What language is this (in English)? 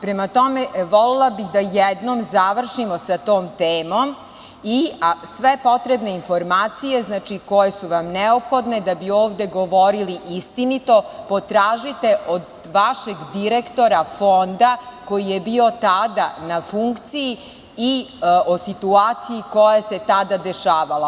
Serbian